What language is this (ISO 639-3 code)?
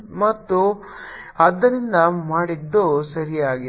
kan